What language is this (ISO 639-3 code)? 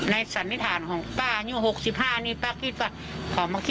tha